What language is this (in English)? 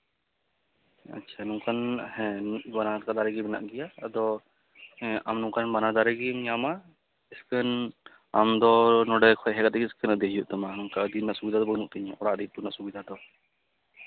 Santali